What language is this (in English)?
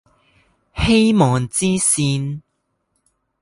Chinese